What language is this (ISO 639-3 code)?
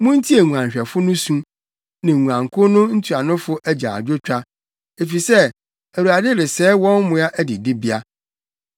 aka